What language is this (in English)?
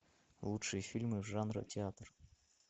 Russian